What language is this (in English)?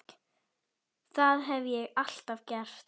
Icelandic